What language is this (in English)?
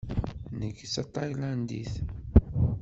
Kabyle